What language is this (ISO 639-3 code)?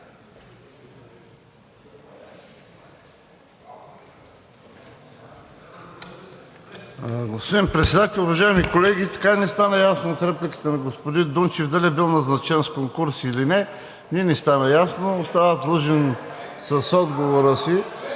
bul